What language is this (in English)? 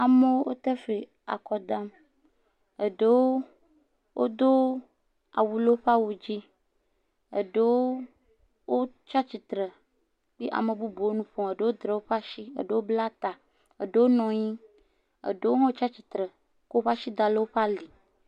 Ewe